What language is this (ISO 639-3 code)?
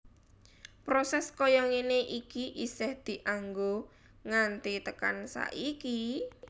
jav